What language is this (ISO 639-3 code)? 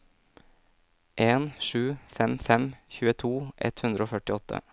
nor